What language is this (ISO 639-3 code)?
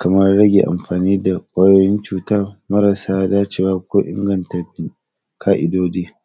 hau